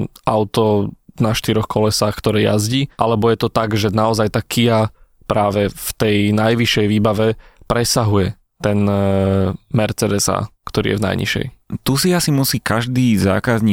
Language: Slovak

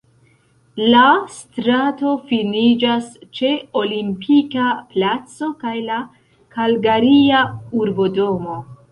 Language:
Esperanto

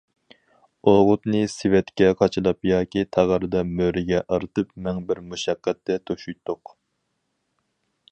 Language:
Uyghur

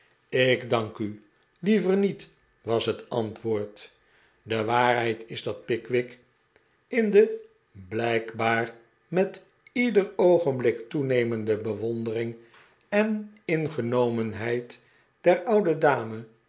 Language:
Dutch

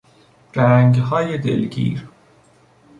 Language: Persian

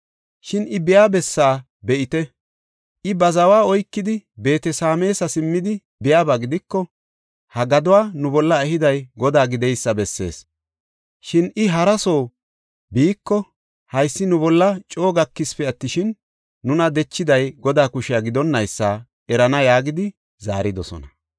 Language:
Gofa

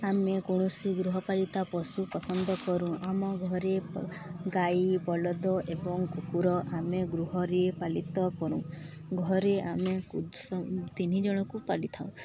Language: Odia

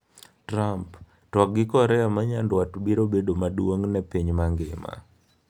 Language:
Luo (Kenya and Tanzania)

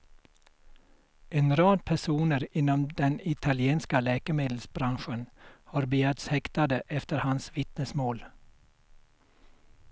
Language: Swedish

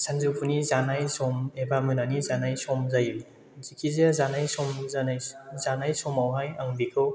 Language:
Bodo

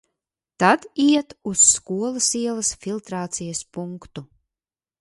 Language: Latvian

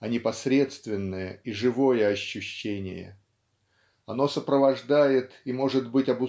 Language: Russian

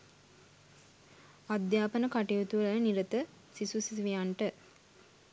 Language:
Sinhala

